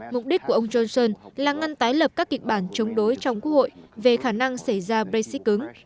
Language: Vietnamese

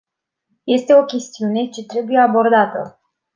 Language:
Romanian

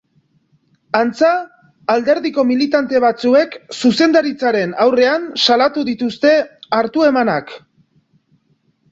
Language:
Basque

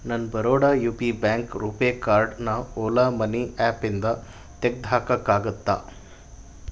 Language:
Kannada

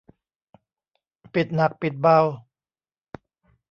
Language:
Thai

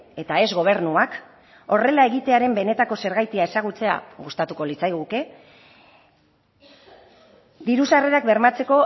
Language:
Basque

